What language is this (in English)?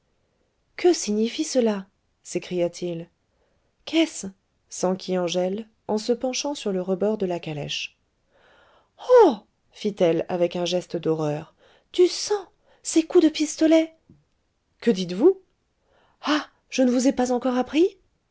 French